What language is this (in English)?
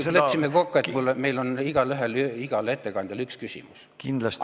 Estonian